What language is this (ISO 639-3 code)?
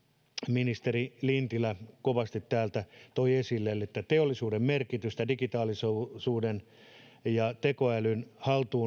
fin